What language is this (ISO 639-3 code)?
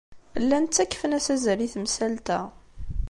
kab